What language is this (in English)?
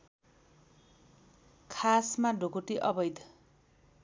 Nepali